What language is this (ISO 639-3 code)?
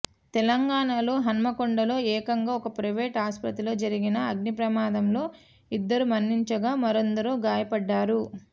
tel